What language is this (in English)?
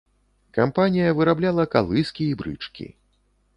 Belarusian